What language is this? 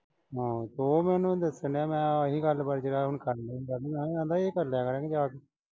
Punjabi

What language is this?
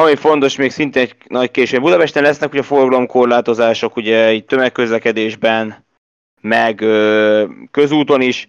Hungarian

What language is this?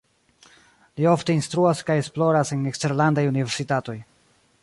Esperanto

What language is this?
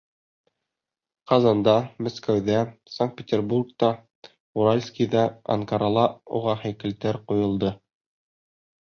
Bashkir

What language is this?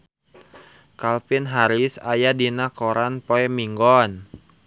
Sundanese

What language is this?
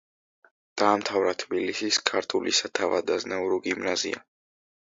Georgian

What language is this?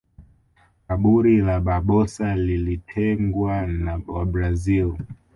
Swahili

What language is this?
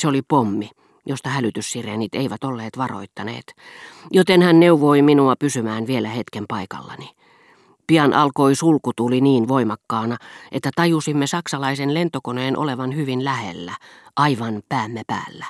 Finnish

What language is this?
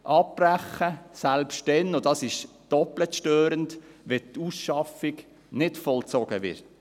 Swiss German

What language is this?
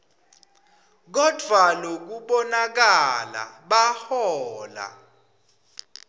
Swati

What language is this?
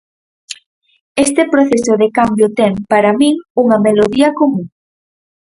Galician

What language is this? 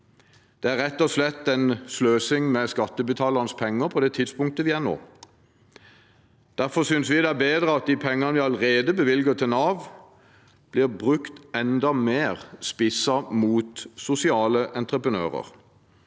Norwegian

